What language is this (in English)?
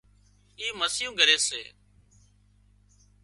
Wadiyara Koli